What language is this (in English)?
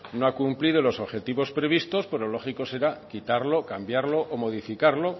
Spanish